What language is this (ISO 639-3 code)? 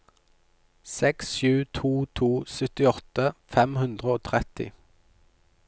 nor